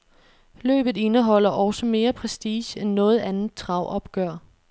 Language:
Danish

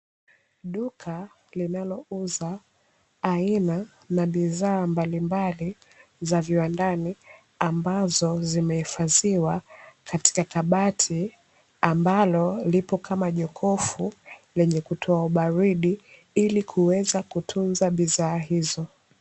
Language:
Swahili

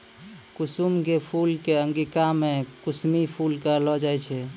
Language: Maithili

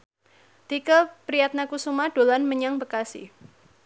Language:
Javanese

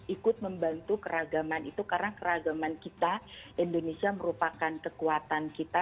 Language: Indonesian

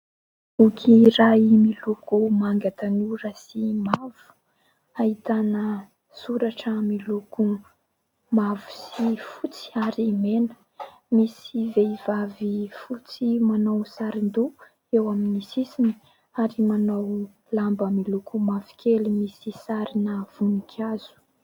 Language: Malagasy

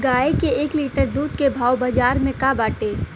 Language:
Bhojpuri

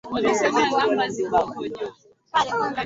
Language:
Swahili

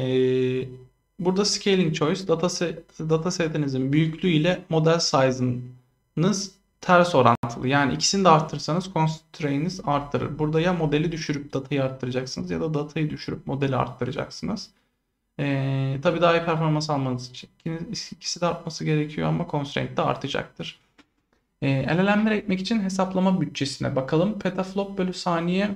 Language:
Turkish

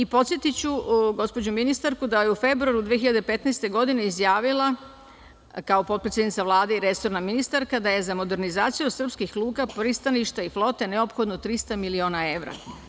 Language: Serbian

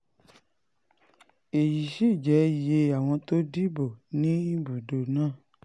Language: Yoruba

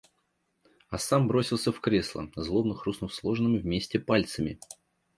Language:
Russian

